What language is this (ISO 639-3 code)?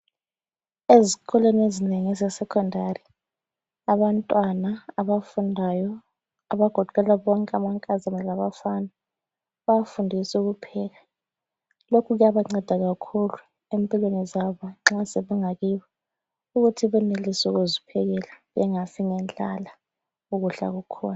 nde